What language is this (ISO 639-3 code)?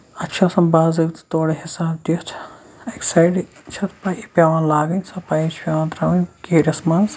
kas